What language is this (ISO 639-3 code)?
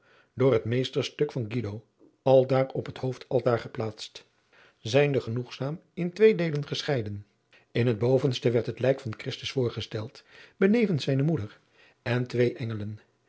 nld